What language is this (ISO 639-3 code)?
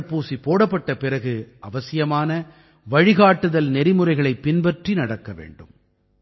tam